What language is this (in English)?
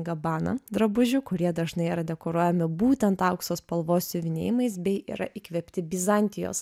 Lithuanian